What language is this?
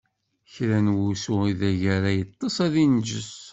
Kabyle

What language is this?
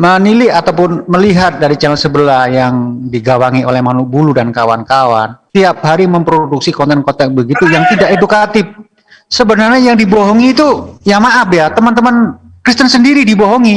Indonesian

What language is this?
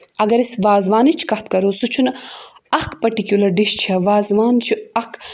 Kashmiri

